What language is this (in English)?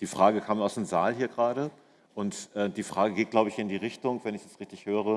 German